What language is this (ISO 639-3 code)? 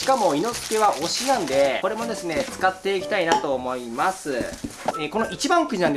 jpn